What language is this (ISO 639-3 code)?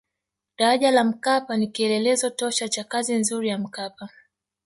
swa